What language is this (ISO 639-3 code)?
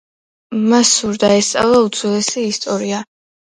kat